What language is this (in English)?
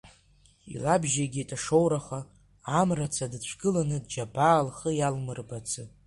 Abkhazian